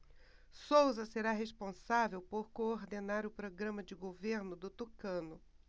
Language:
Portuguese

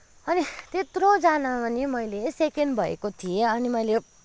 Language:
Nepali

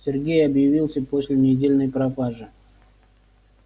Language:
Russian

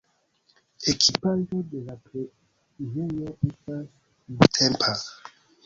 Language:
Esperanto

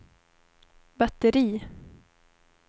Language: Swedish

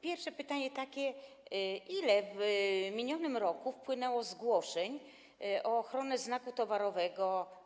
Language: Polish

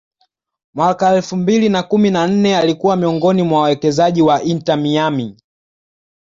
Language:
Swahili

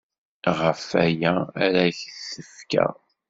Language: Kabyle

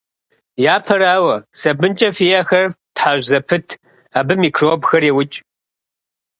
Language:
Kabardian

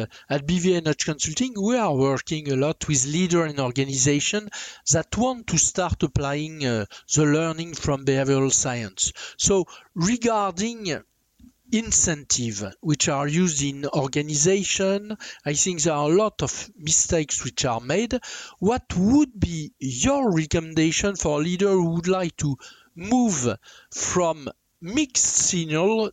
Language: English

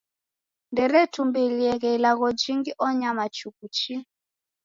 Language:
Taita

